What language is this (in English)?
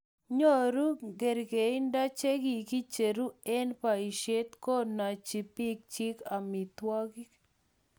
Kalenjin